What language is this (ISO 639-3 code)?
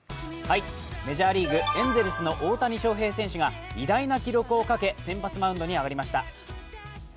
jpn